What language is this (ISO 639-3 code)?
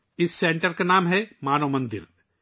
urd